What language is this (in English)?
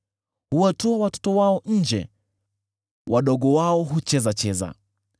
Swahili